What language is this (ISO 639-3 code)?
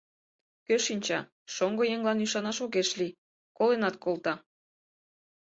chm